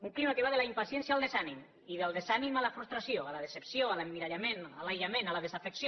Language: Catalan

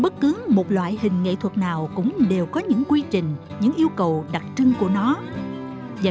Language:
Vietnamese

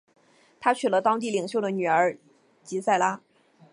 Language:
Chinese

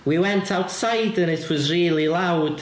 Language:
English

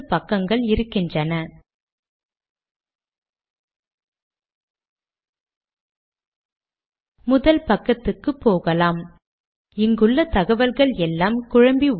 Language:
Tamil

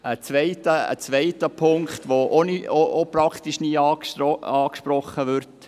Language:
Swiss German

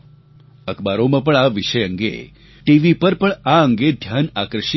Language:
Gujarati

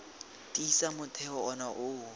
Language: Tswana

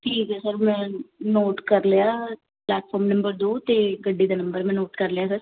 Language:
Punjabi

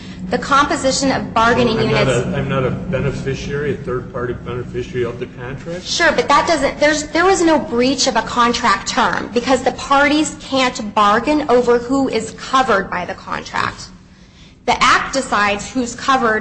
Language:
English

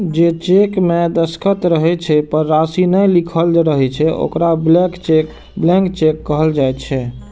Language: Maithili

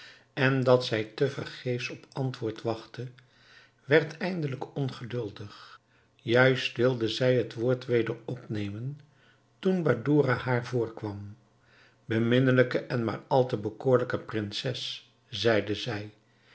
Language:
Dutch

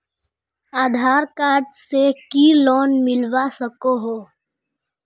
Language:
Magahi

